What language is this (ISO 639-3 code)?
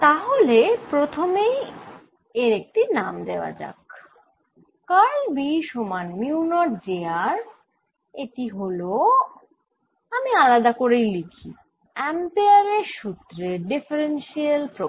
ben